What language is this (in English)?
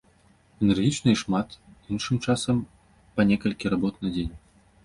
Belarusian